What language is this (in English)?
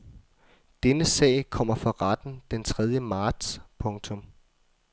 Danish